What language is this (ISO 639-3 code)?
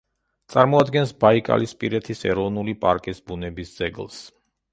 kat